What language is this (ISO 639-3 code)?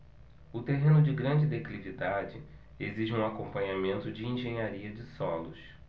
por